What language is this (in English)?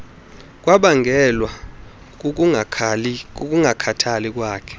Xhosa